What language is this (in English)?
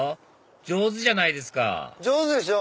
Japanese